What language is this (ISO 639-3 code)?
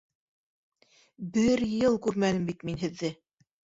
bak